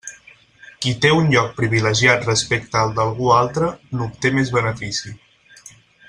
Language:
Catalan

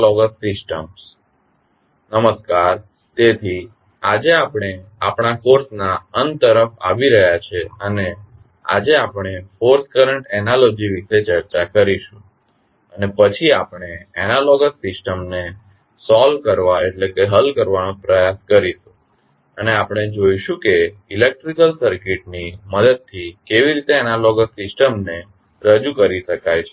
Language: Gujarati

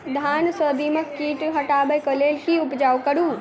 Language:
Maithili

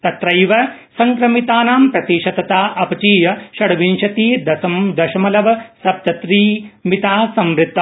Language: Sanskrit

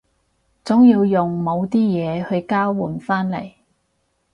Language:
Cantonese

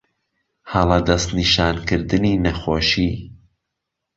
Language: Central Kurdish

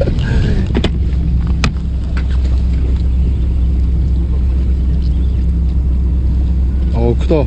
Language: Korean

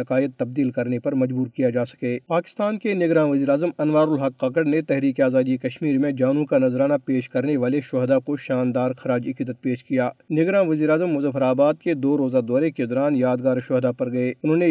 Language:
Urdu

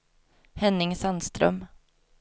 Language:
Swedish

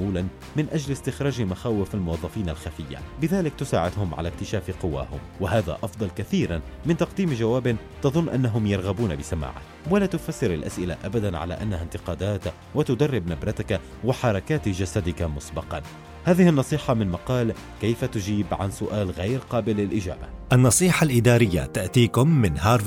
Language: Arabic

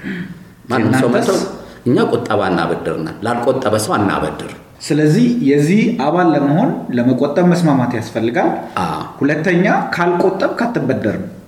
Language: Amharic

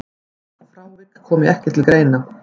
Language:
Icelandic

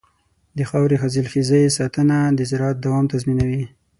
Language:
Pashto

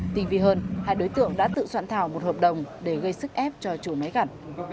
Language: Vietnamese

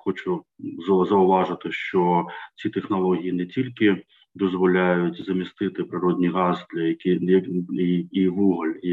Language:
Ukrainian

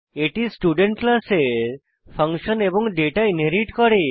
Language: Bangla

